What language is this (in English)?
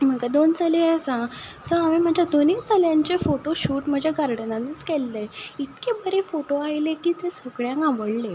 Konkani